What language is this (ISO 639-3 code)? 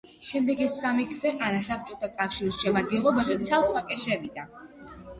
kat